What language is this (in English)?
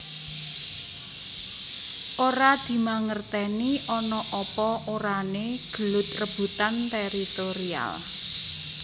Javanese